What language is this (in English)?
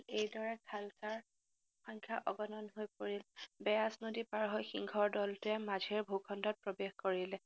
Assamese